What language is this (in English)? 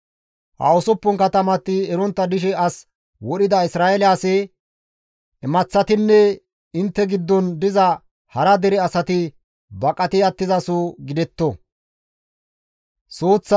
Gamo